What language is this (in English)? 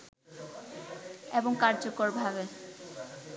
Bangla